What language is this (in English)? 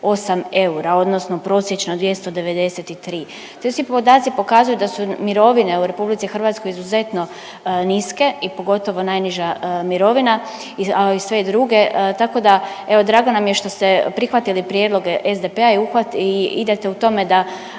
Croatian